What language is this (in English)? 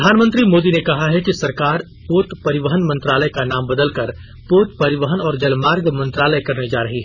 Hindi